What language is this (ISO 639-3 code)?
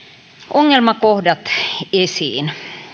fin